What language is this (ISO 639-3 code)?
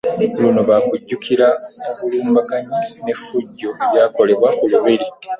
lug